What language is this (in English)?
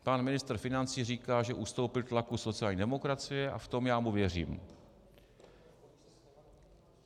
Czech